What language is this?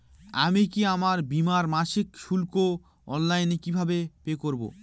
Bangla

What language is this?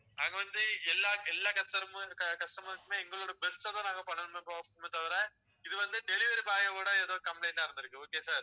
Tamil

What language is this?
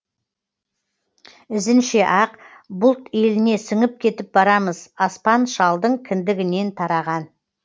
Kazakh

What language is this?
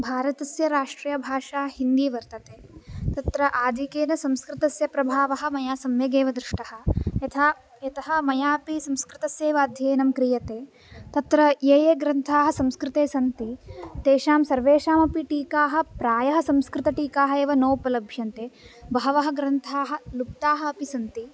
Sanskrit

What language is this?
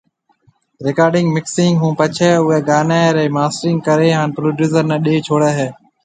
Marwari (Pakistan)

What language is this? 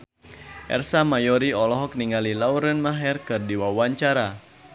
Sundanese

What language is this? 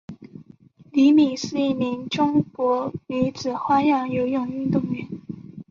Chinese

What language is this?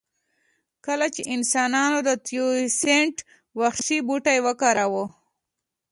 Pashto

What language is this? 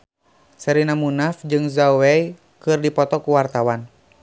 Sundanese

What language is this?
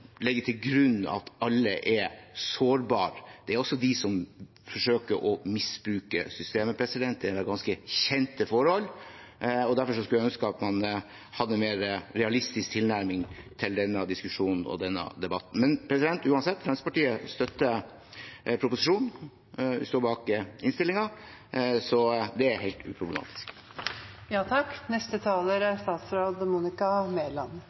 Norwegian Bokmål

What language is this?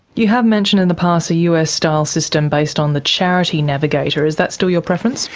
English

